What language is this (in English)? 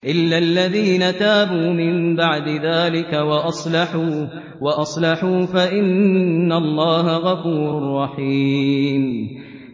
Arabic